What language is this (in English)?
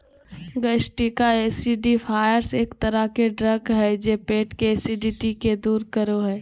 Magahi